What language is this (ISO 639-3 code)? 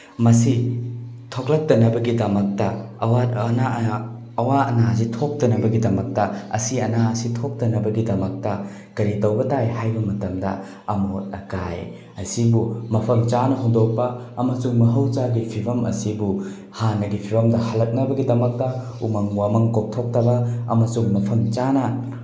mni